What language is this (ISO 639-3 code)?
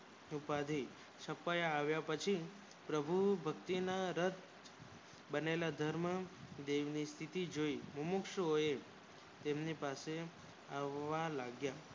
guj